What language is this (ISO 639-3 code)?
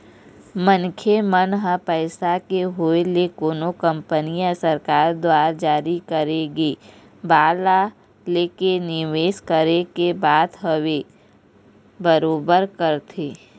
hne